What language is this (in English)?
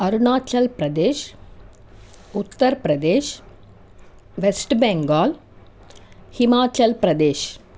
Telugu